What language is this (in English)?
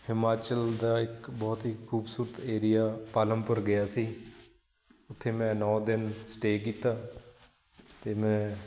Punjabi